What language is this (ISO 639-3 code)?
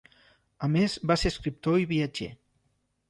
cat